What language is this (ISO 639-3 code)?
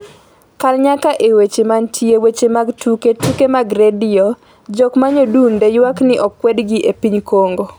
luo